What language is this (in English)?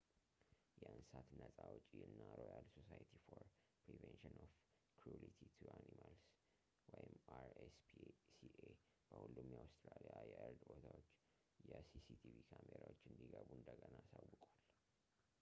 Amharic